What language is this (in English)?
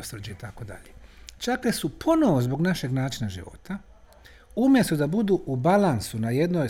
Croatian